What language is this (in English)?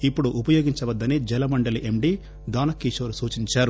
Telugu